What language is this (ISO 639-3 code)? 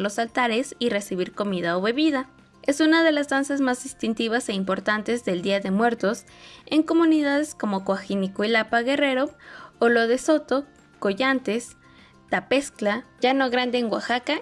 spa